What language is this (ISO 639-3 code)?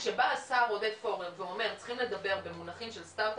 heb